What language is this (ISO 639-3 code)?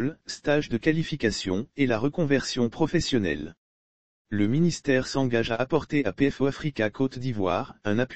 fra